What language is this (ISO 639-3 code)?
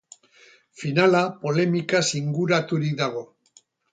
eus